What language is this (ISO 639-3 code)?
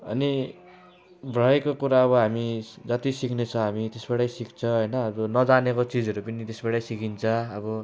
nep